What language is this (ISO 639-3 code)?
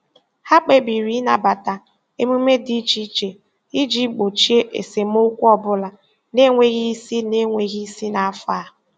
ibo